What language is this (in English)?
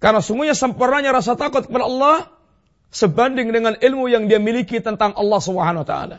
Malay